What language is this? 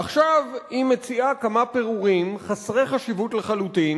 Hebrew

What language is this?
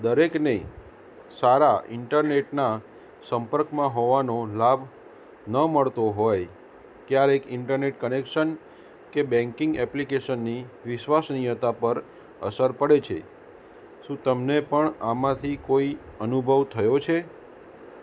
Gujarati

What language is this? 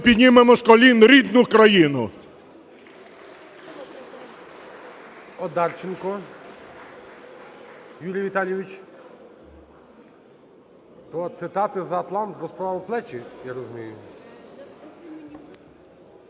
Ukrainian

